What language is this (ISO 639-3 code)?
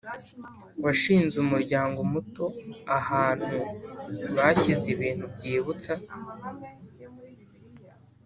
kin